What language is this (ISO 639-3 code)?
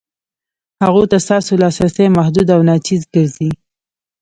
pus